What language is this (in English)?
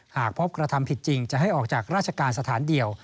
Thai